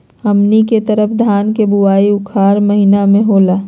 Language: Magahi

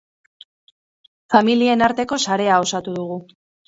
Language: Basque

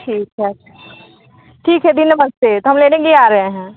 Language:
Hindi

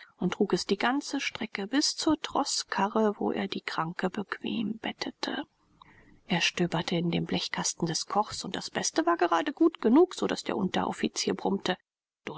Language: German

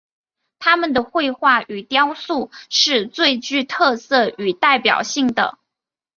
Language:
Chinese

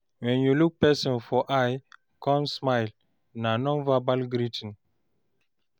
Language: Nigerian Pidgin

